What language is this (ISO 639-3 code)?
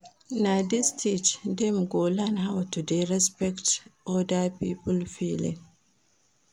pcm